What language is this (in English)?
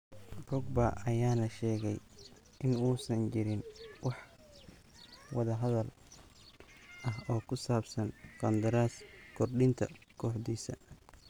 Somali